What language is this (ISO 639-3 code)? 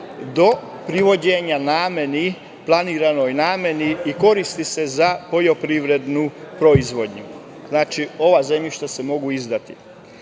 srp